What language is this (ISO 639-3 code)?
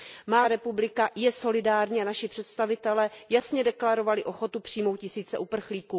ces